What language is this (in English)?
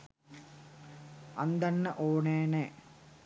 Sinhala